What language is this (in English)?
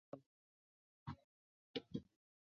Chinese